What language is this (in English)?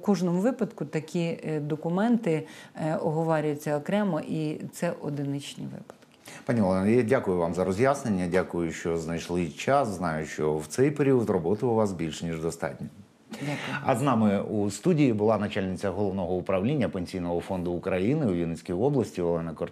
Ukrainian